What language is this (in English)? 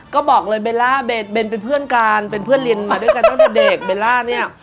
Thai